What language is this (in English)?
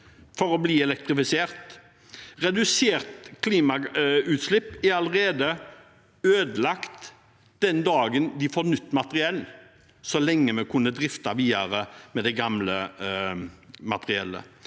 Norwegian